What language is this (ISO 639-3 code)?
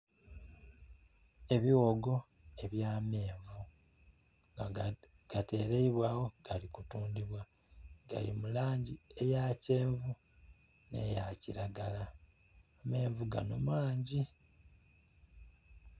xog